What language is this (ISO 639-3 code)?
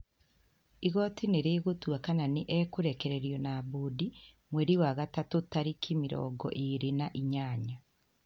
kik